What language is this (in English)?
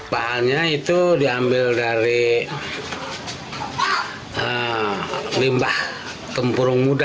Indonesian